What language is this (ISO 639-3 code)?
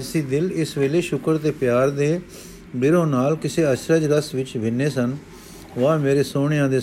pan